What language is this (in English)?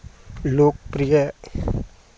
Maithili